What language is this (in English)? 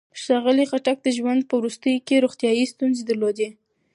Pashto